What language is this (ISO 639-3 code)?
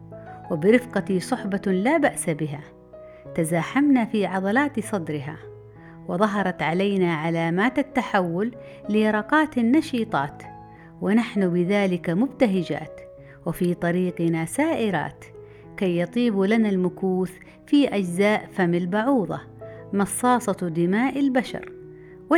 ara